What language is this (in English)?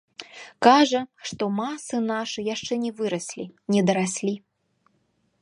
Belarusian